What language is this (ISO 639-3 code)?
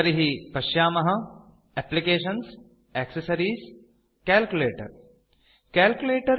san